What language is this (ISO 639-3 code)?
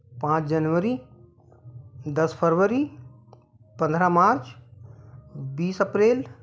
hin